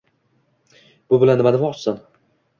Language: Uzbek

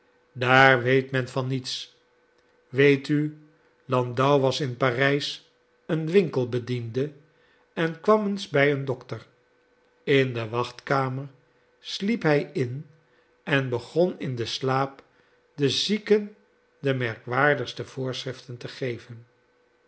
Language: Dutch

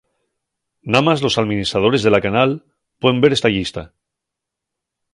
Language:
Asturian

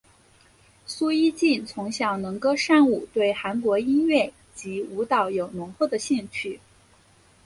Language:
Chinese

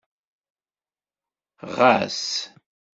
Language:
Kabyle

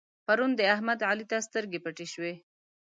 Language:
Pashto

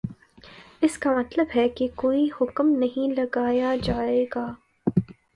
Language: Urdu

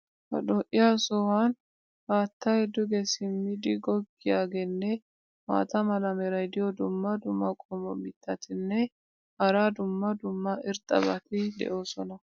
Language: Wolaytta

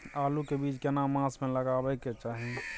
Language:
Maithili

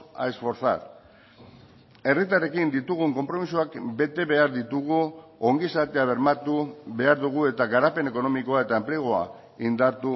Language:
Basque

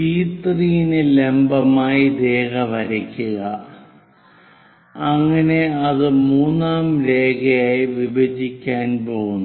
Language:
Malayalam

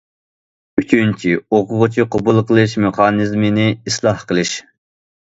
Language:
Uyghur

